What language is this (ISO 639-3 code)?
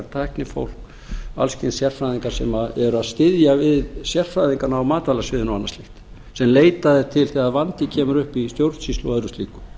isl